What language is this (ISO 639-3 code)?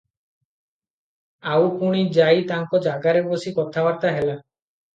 ori